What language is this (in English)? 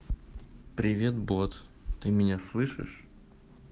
Russian